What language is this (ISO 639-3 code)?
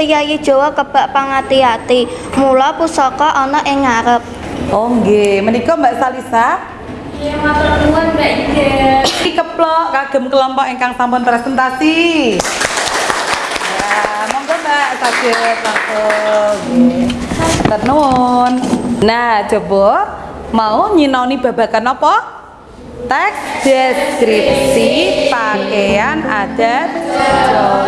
ind